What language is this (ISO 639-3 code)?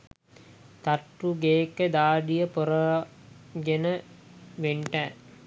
sin